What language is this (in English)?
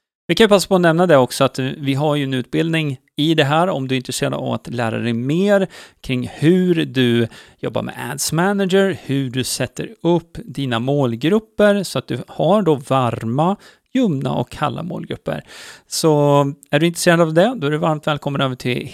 Swedish